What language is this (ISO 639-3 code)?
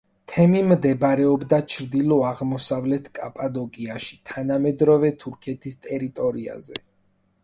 kat